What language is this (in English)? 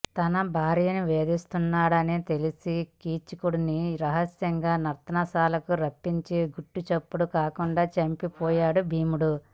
Telugu